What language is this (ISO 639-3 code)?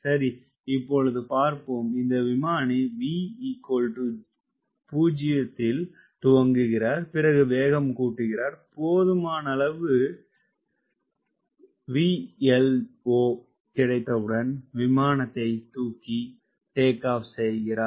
tam